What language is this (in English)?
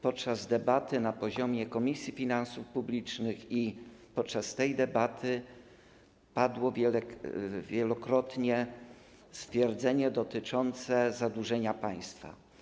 Polish